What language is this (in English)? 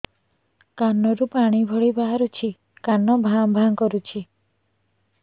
Odia